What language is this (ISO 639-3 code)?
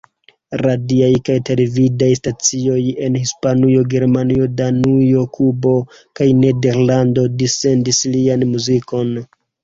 epo